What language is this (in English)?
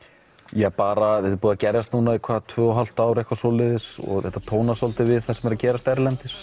Icelandic